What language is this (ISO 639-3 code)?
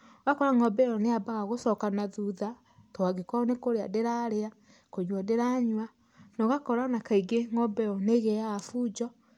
kik